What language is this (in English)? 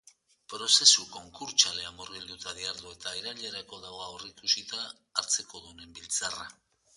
Basque